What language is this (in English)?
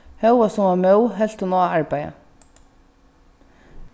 Faroese